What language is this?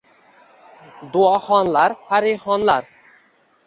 Uzbek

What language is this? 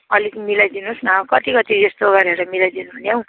Nepali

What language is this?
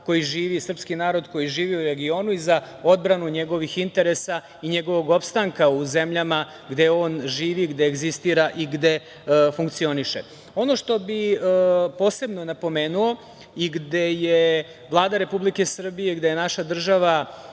Serbian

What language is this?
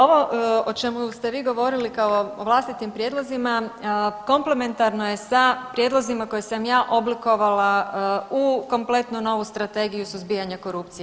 Croatian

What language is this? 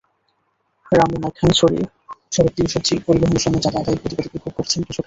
Bangla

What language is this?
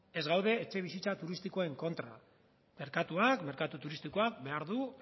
Basque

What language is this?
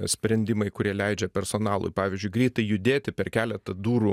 Lithuanian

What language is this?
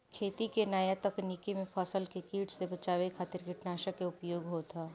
Bhojpuri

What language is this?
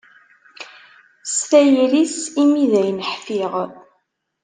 Kabyle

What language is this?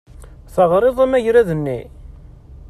Kabyle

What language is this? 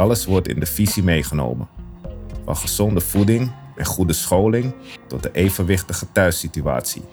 Dutch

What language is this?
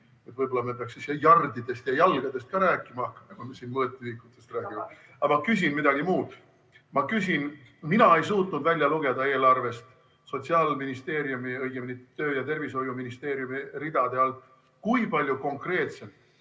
Estonian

